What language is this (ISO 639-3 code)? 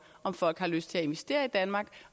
dan